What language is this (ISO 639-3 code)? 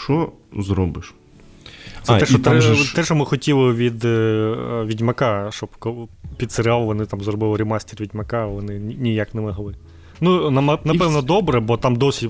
ukr